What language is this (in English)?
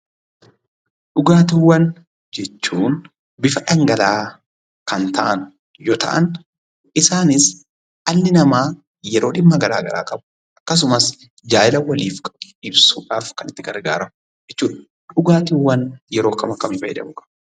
Oromo